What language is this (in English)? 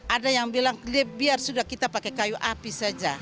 Indonesian